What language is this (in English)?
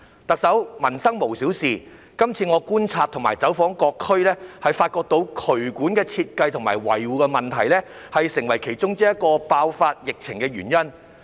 Cantonese